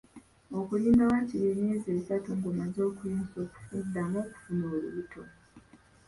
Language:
Ganda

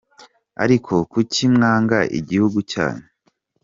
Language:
Kinyarwanda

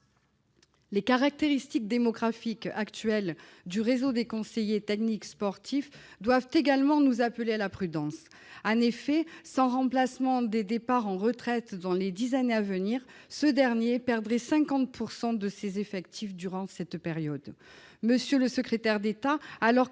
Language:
French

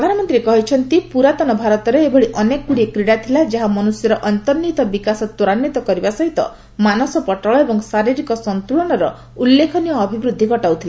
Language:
Odia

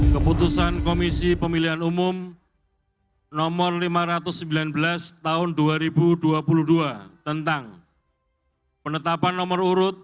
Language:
Indonesian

